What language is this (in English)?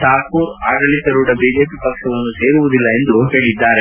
Kannada